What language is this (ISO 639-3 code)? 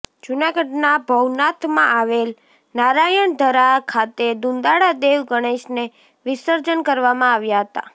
guj